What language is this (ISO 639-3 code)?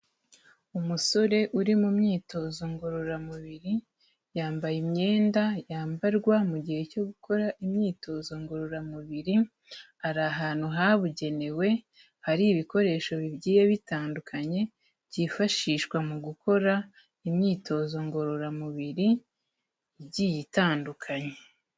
kin